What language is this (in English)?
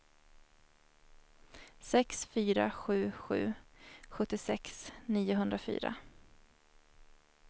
Swedish